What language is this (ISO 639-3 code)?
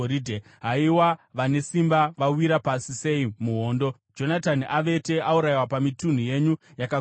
sna